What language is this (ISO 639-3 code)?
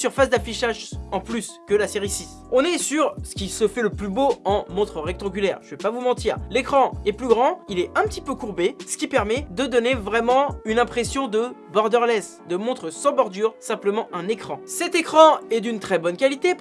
fra